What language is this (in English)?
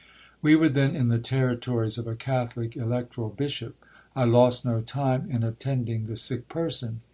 English